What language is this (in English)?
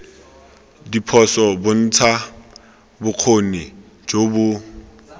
Tswana